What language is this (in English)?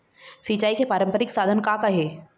Chhattisgarhi